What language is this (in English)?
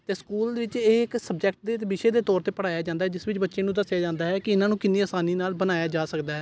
Punjabi